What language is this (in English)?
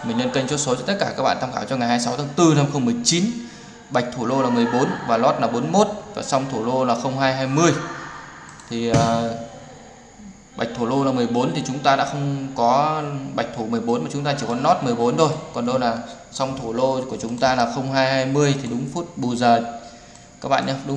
Vietnamese